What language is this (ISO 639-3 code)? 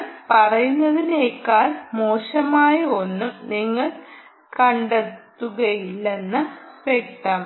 mal